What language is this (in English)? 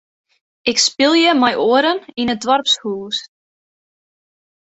Western Frisian